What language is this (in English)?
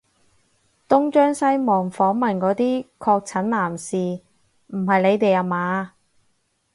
Cantonese